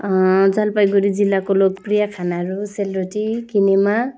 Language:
Nepali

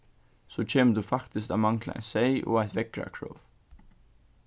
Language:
Faroese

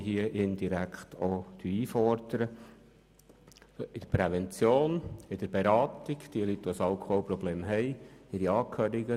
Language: Swiss German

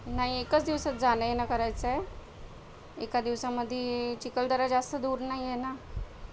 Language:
Marathi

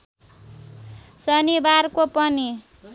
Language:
Nepali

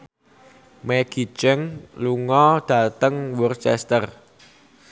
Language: Javanese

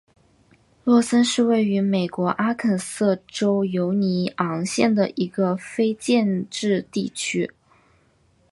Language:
Chinese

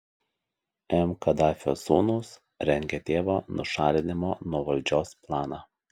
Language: Lithuanian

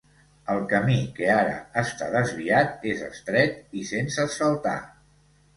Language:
Catalan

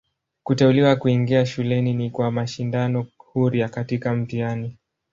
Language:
Swahili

